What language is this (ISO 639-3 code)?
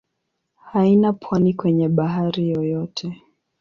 swa